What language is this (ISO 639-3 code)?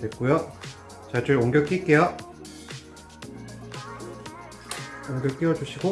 kor